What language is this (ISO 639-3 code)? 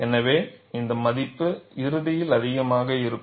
tam